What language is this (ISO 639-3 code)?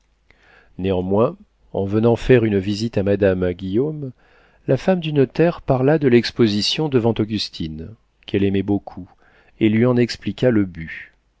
fra